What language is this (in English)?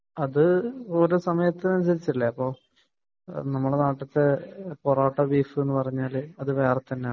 Malayalam